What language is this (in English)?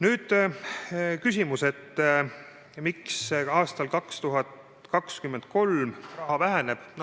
Estonian